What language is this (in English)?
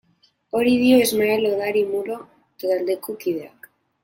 Basque